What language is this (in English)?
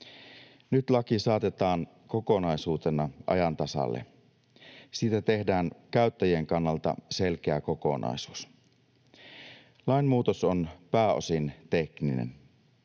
Finnish